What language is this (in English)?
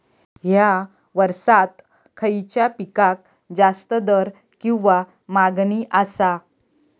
Marathi